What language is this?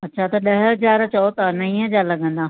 Sindhi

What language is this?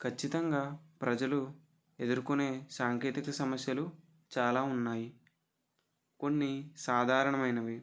Telugu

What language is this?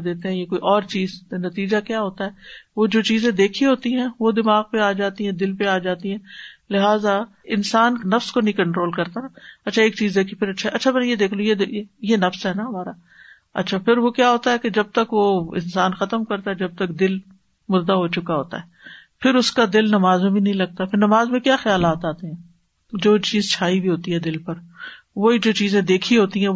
Urdu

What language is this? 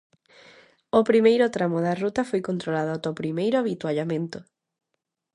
Galician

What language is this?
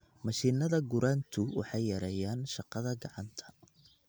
Somali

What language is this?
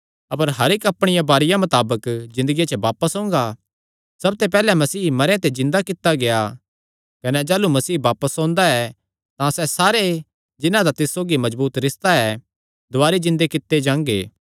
Kangri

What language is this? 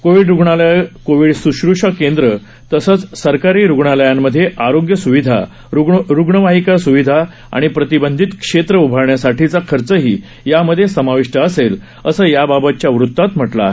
Marathi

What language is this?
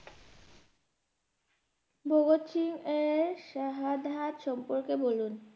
Bangla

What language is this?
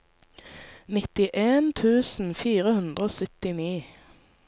Norwegian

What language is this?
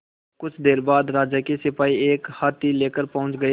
Hindi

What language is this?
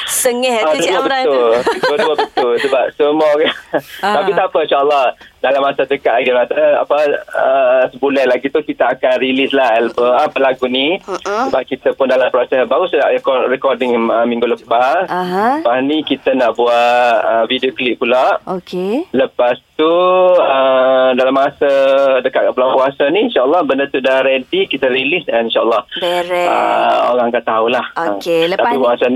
Malay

